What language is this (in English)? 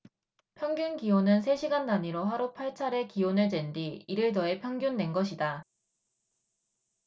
Korean